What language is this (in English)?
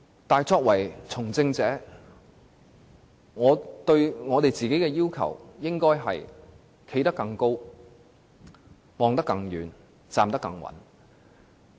Cantonese